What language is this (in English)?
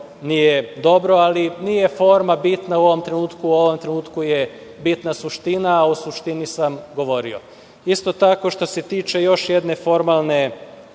Serbian